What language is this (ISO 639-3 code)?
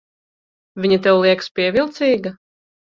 lav